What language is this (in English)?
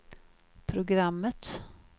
Swedish